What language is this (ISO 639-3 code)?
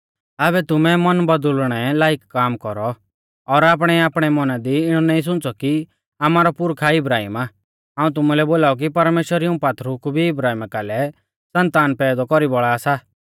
bfz